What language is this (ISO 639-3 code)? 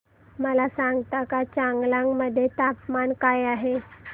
mar